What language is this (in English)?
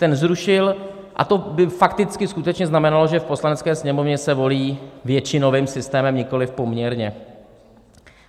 Czech